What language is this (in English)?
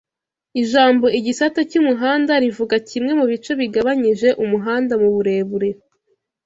Kinyarwanda